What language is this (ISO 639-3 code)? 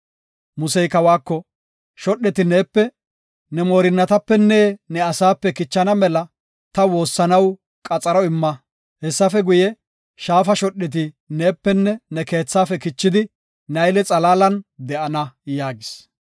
gof